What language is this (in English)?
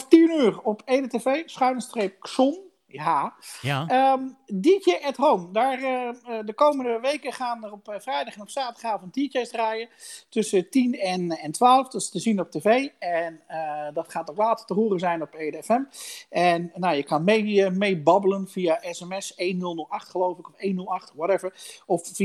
Dutch